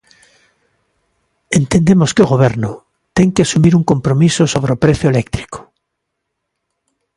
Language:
Galician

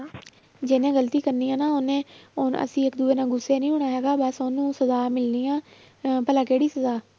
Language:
Punjabi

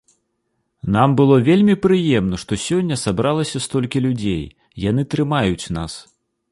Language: Belarusian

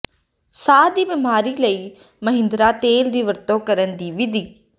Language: Punjabi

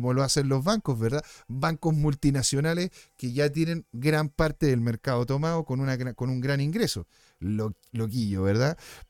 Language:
Spanish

